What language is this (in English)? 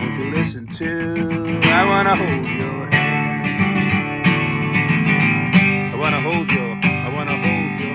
English